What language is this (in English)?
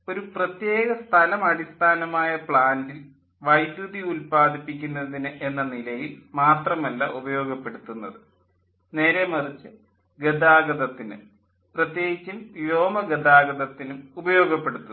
Malayalam